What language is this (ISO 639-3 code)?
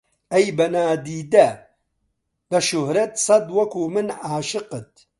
ckb